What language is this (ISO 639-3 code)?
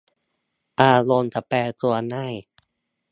tha